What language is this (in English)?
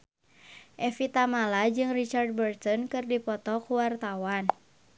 Sundanese